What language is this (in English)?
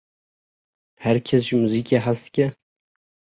Kurdish